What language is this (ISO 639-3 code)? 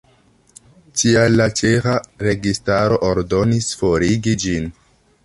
epo